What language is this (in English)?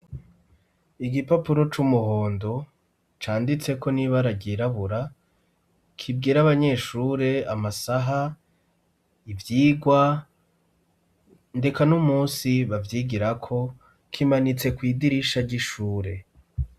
Rundi